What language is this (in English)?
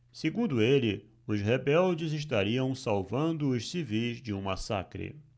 Portuguese